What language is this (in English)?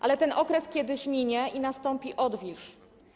Polish